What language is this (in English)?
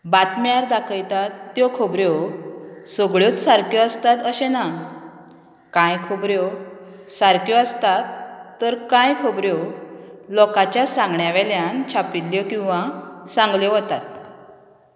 Konkani